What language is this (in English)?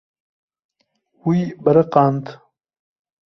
Kurdish